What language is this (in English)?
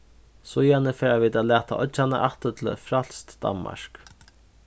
Faroese